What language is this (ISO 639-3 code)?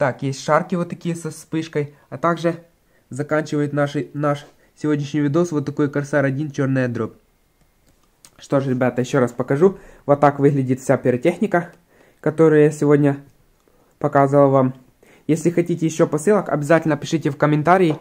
rus